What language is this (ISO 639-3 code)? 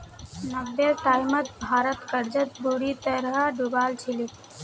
mag